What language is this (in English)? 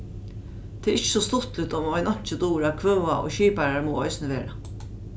Faroese